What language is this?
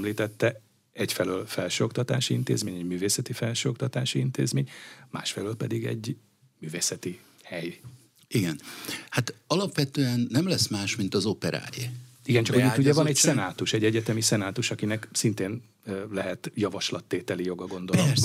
Hungarian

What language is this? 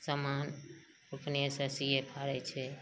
Maithili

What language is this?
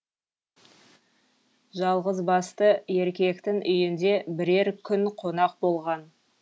Kazakh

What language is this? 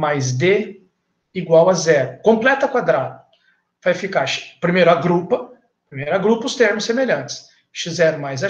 Portuguese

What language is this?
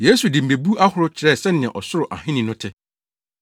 Akan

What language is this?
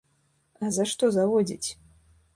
Belarusian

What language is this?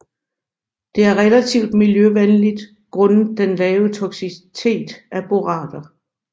Danish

